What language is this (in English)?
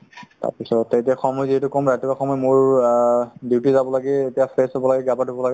Assamese